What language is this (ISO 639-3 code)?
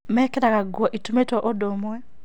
kik